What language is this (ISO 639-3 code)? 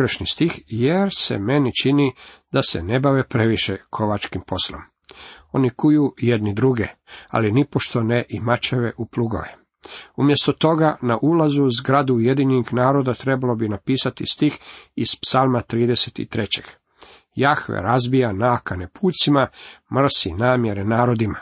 hrv